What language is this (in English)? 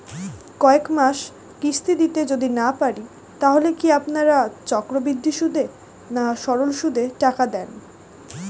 Bangla